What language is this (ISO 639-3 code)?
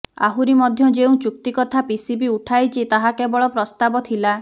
ori